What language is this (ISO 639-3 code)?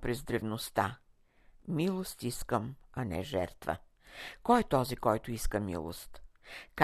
bul